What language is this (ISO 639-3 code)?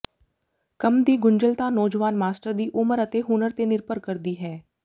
pan